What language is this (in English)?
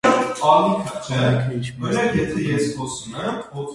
Armenian